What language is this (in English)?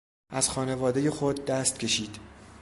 Persian